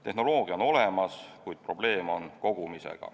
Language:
Estonian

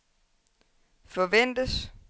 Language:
Danish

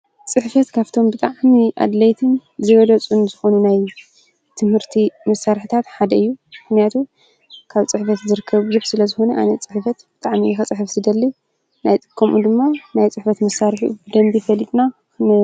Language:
Tigrinya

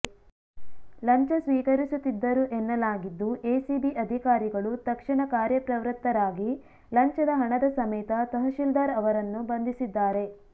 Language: Kannada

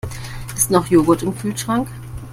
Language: German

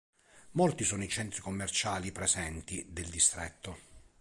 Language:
Italian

